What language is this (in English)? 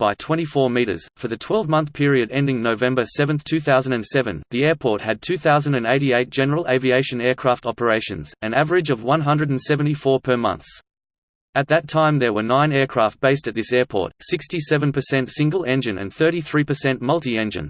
English